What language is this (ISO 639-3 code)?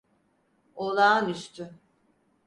tur